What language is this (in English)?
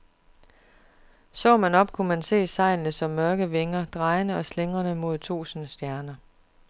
Danish